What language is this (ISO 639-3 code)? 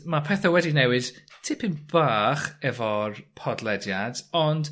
cym